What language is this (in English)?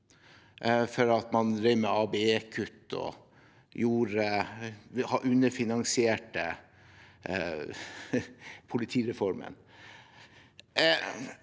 Norwegian